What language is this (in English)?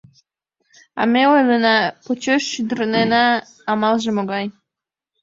Mari